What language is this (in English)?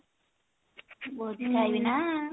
Odia